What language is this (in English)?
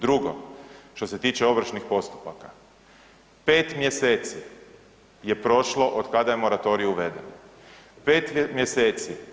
Croatian